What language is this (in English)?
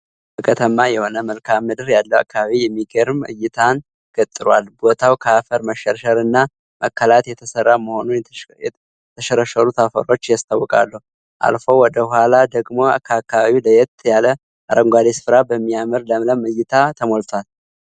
Amharic